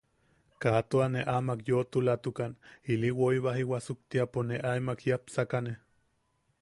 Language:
Yaqui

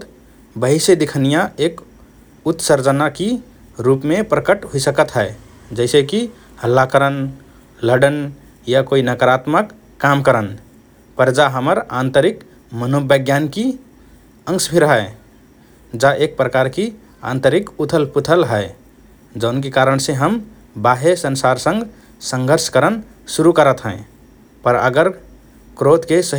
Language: Rana Tharu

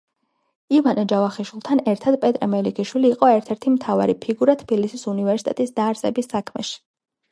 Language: Georgian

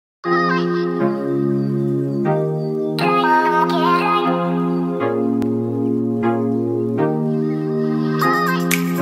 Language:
Indonesian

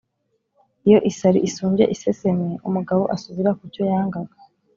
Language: Kinyarwanda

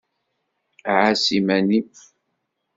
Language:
Kabyle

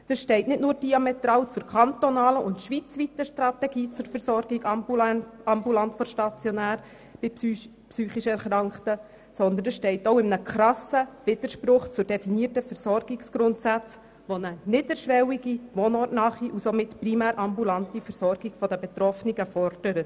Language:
Swiss German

